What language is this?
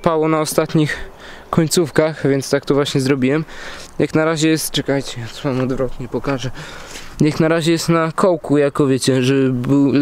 Polish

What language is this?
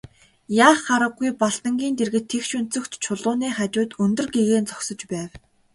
Mongolian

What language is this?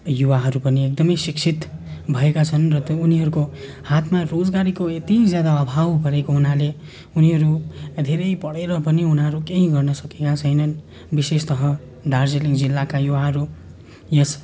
Nepali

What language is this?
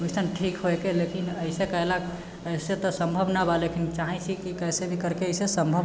Maithili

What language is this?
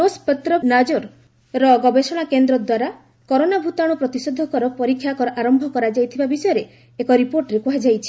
Odia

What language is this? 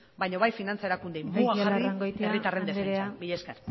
Basque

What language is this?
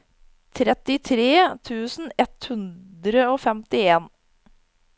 Norwegian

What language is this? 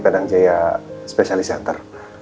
Indonesian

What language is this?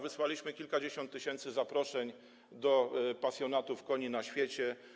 Polish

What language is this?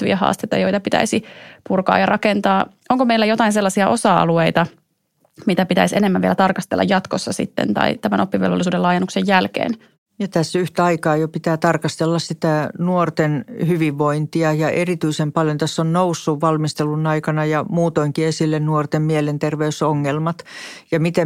Finnish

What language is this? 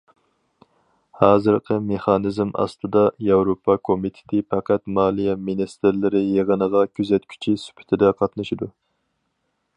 Uyghur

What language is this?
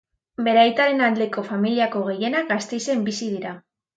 Basque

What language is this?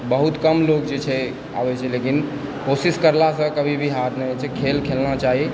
Maithili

